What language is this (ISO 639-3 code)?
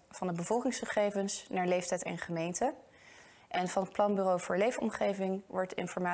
nld